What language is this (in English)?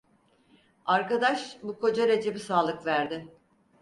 Turkish